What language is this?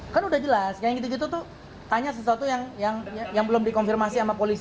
Indonesian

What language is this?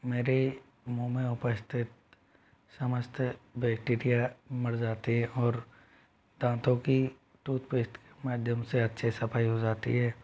Hindi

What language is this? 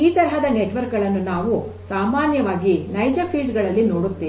Kannada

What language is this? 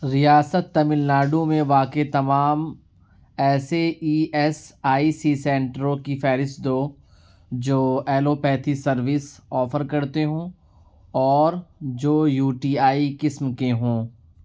Urdu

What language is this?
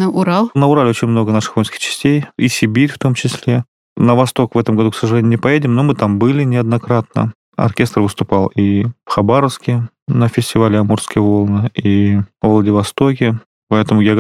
Russian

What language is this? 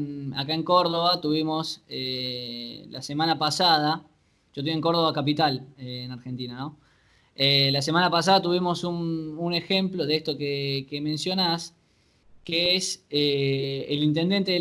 Spanish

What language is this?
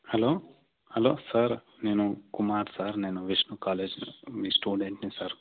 Telugu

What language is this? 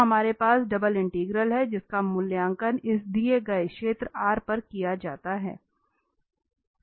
Hindi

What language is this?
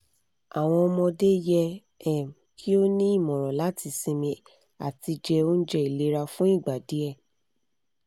Yoruba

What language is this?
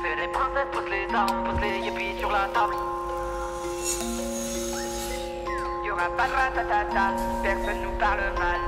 Polish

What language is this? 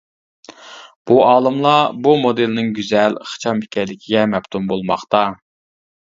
Uyghur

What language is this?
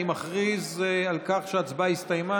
Hebrew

